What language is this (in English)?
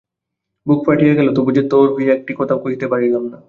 Bangla